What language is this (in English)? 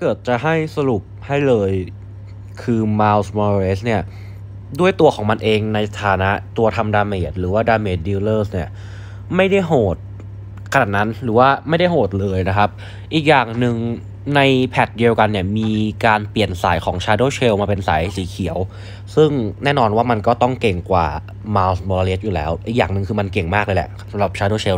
Thai